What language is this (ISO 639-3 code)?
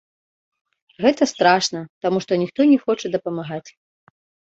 bel